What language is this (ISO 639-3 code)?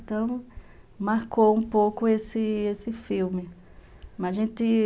por